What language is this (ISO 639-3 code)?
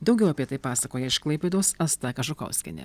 lit